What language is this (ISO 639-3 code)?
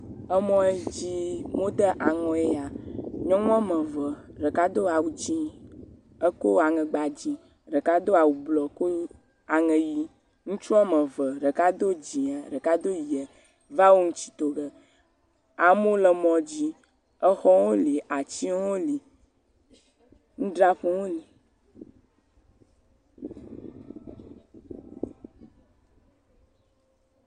ewe